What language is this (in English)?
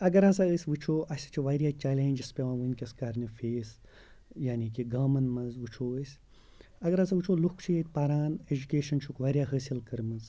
Kashmiri